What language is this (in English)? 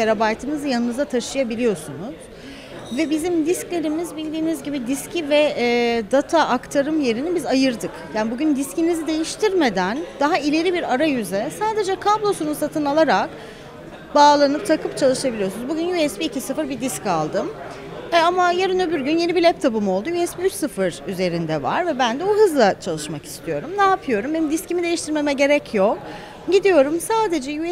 Turkish